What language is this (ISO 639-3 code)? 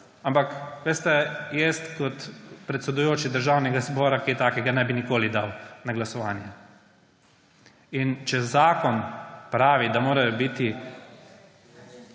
slv